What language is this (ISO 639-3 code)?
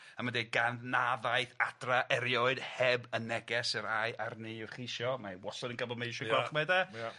cym